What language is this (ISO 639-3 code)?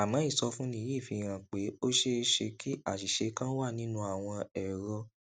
yor